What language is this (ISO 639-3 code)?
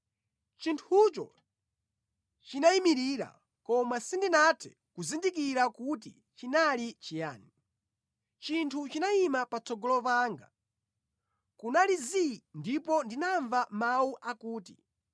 nya